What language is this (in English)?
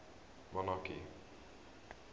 English